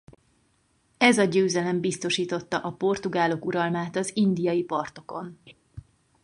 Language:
Hungarian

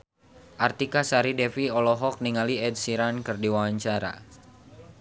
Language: Sundanese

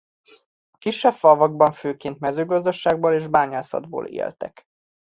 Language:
Hungarian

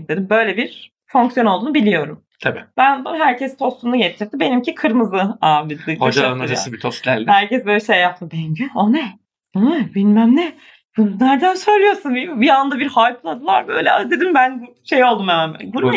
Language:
Turkish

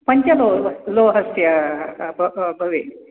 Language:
Sanskrit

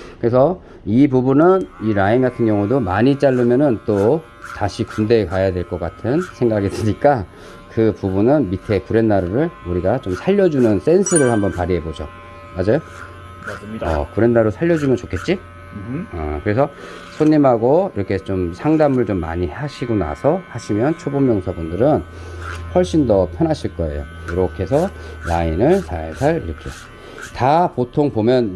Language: Korean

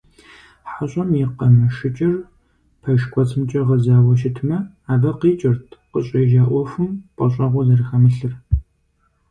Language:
Kabardian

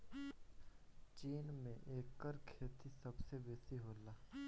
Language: Bhojpuri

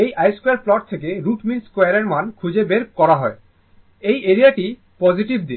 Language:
Bangla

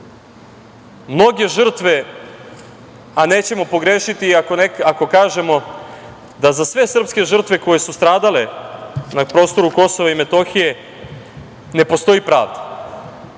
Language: Serbian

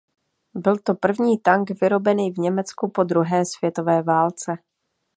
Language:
Czech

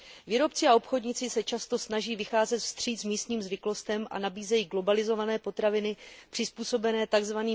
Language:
Czech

